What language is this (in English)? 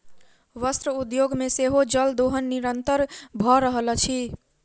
Maithili